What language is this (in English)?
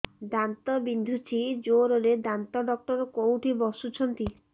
Odia